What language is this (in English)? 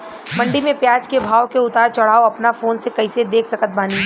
Bhojpuri